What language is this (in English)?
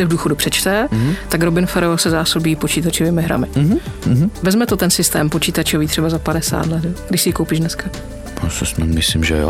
Czech